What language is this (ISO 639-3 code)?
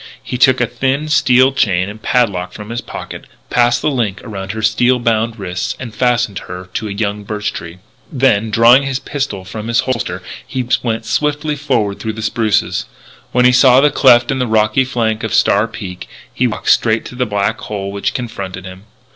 eng